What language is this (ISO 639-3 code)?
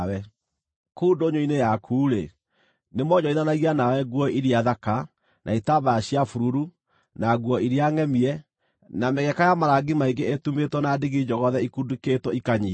kik